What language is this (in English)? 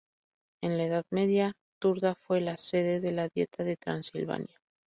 Spanish